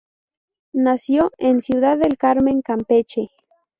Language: Spanish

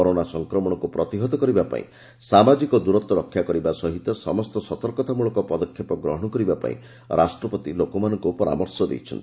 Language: Odia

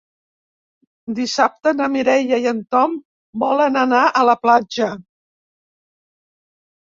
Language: Catalan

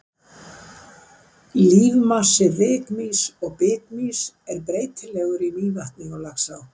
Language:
Icelandic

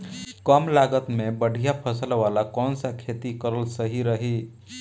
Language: Bhojpuri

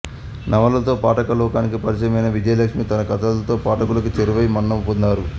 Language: Telugu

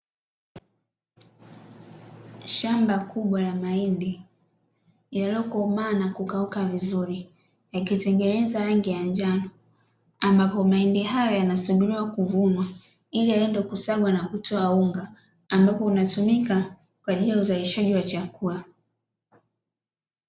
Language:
Swahili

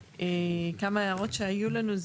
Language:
Hebrew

